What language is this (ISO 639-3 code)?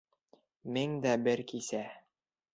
bak